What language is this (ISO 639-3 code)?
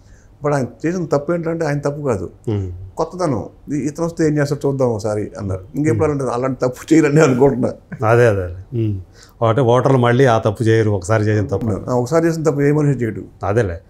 tel